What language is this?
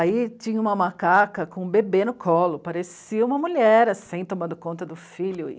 Portuguese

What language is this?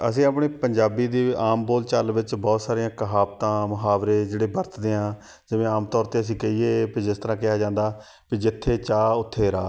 Punjabi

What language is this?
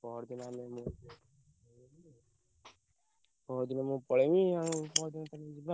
Odia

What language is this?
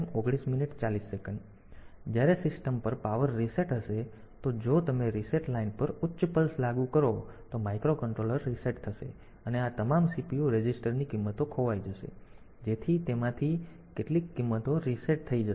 Gujarati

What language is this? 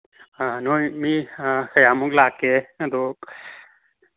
Manipuri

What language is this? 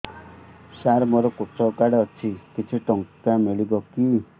Odia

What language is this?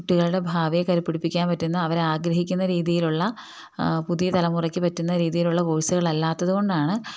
Malayalam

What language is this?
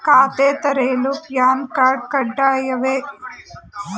Kannada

